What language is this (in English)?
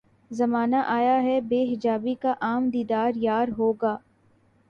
Urdu